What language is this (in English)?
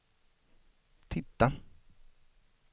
Swedish